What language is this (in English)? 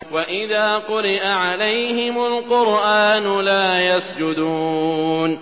Arabic